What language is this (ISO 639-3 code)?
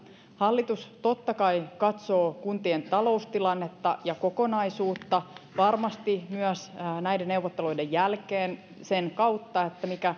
fin